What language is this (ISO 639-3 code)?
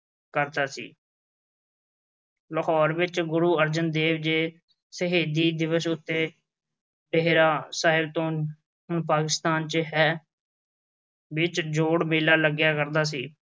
pan